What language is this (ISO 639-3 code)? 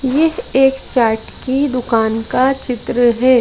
hin